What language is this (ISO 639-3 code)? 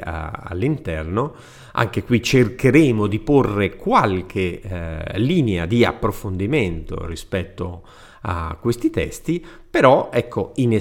ita